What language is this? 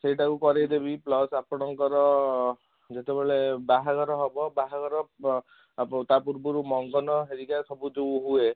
Odia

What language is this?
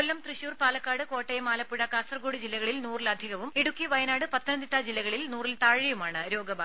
Malayalam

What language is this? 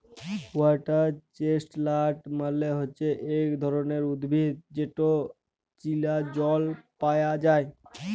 Bangla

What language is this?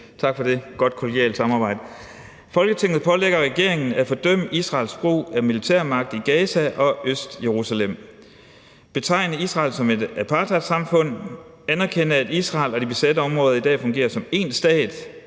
Danish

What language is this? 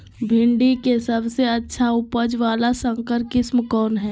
Magahi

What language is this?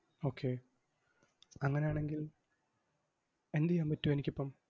Malayalam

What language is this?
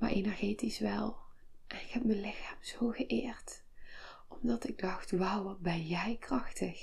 Dutch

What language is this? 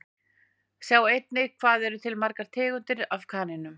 Icelandic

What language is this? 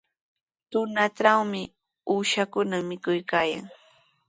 Sihuas Ancash Quechua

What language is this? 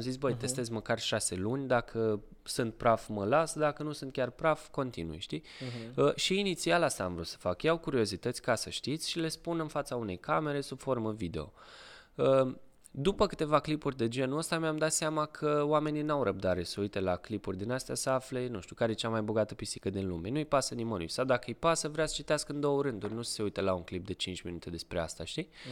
Romanian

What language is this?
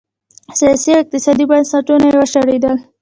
Pashto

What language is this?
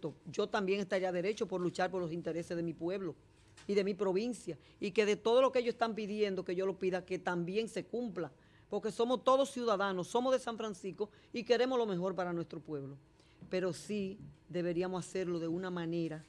Spanish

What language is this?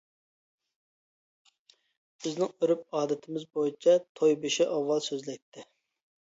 Uyghur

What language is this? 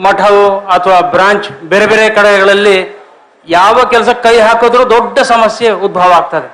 Kannada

